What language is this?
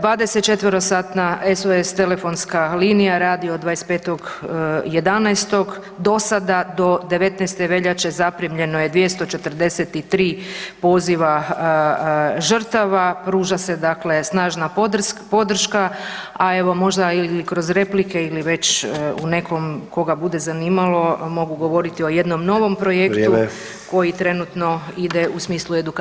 Croatian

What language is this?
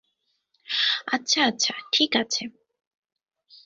Bangla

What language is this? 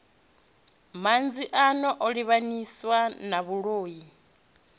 Venda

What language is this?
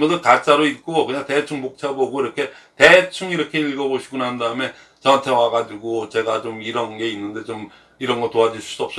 Korean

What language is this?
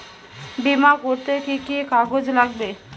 Bangla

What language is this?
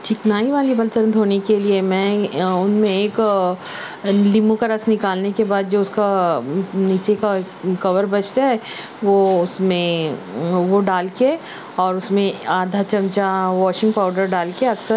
Urdu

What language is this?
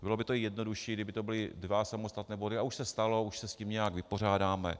Czech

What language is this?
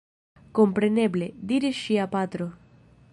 Esperanto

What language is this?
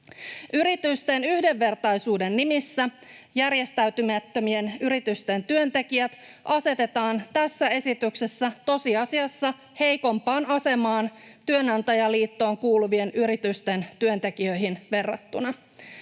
Finnish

